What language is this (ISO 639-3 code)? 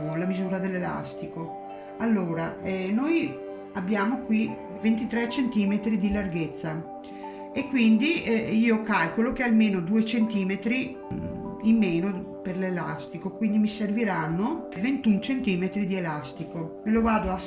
ita